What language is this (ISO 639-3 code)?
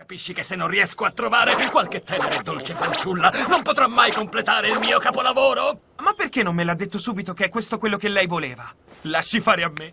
ita